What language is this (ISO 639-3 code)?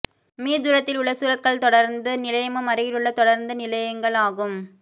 tam